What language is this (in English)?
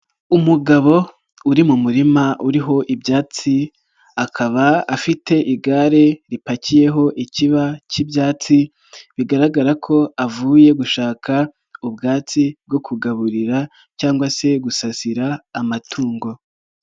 Kinyarwanda